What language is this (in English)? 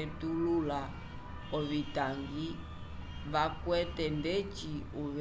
Umbundu